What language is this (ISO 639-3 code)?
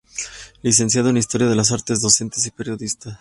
spa